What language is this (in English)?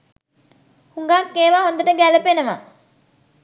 Sinhala